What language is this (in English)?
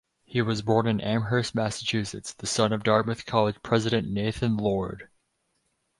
English